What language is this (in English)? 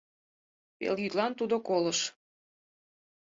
Mari